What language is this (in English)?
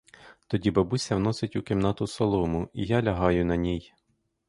Ukrainian